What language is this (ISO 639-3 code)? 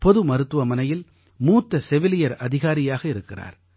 tam